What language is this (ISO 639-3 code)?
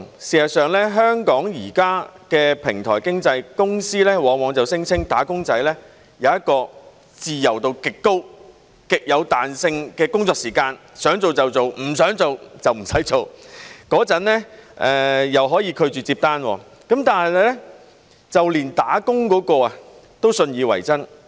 yue